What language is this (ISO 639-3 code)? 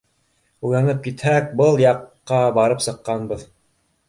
bak